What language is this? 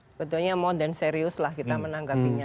Indonesian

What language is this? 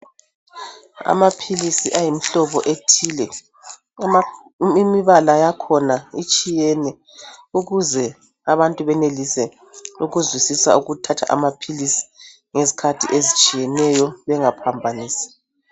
North Ndebele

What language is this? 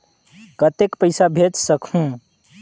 Chhattisgarhi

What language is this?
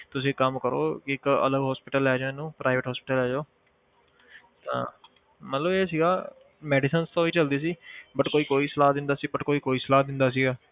Punjabi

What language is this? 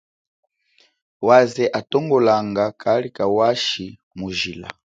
Chokwe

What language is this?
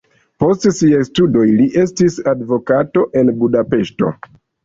Esperanto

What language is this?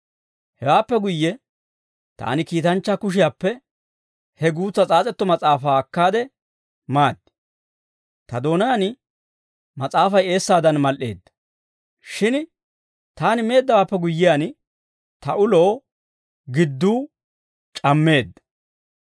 Dawro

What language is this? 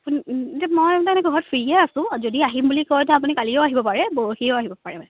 Assamese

